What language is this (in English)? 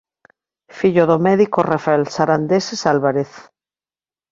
Galician